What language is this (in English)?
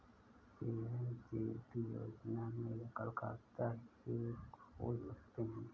Hindi